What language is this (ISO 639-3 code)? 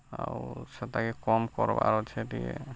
ori